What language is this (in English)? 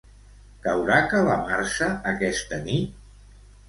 Catalan